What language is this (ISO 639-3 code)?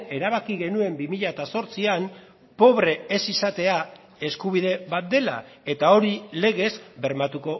eus